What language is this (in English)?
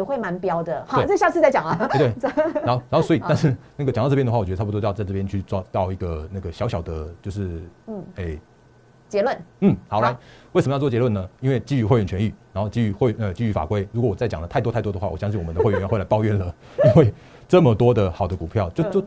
Chinese